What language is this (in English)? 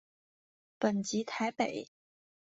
Chinese